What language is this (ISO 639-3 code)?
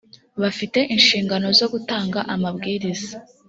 kin